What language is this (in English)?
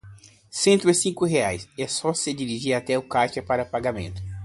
Portuguese